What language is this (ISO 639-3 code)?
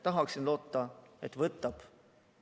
est